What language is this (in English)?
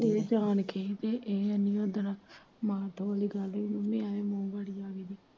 Punjabi